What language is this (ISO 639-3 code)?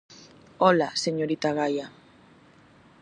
glg